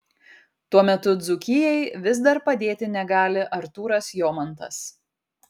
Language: Lithuanian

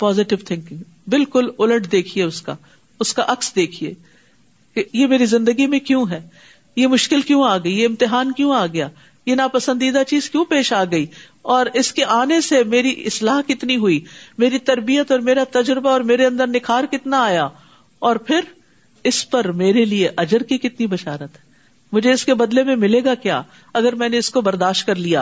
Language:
Urdu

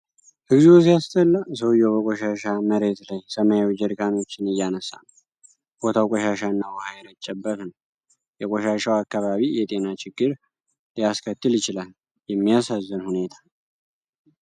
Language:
Amharic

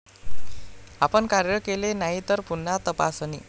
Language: Marathi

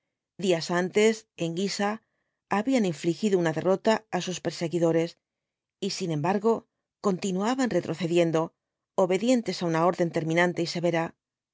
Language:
Spanish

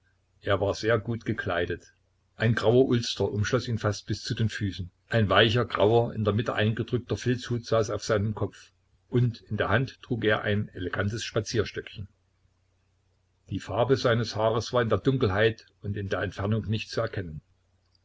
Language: German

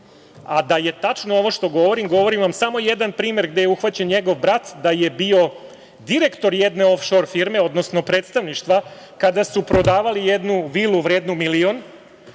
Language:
Serbian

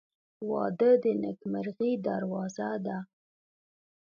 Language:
Pashto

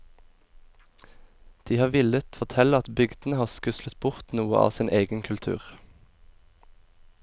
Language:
Norwegian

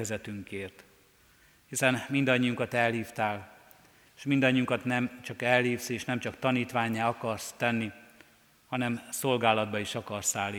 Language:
Hungarian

